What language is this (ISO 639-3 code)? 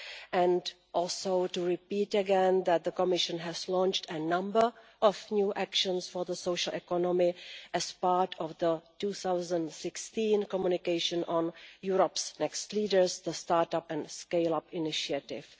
eng